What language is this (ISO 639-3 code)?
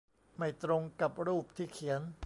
tha